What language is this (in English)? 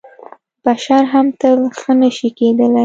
Pashto